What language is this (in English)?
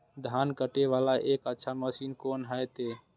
Maithili